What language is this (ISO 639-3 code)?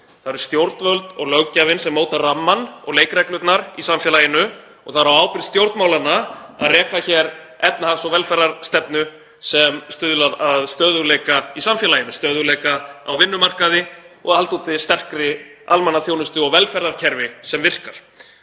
isl